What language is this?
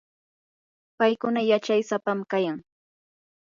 Yanahuanca Pasco Quechua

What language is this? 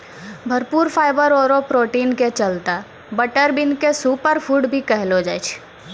Maithili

